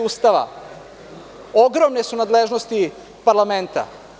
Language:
Serbian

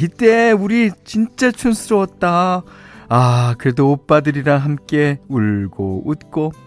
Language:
Korean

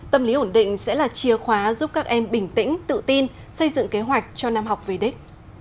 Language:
Vietnamese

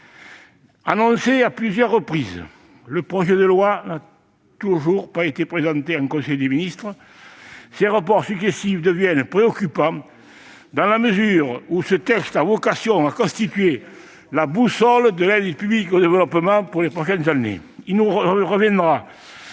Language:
French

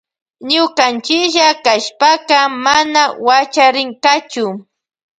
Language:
Loja Highland Quichua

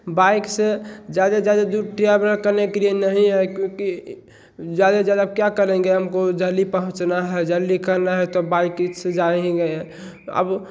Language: Hindi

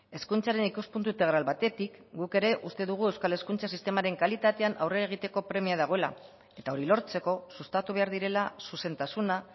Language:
Basque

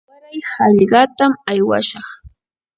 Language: Yanahuanca Pasco Quechua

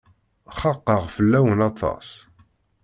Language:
Kabyle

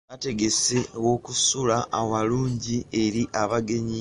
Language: Ganda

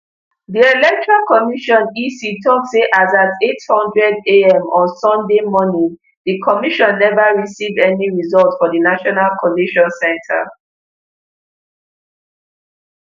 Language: Nigerian Pidgin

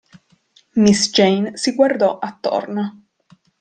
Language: Italian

